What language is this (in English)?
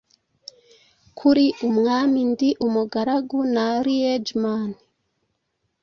Kinyarwanda